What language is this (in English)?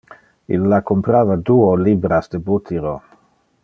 Interlingua